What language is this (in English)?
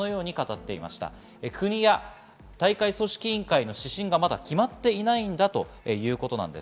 Japanese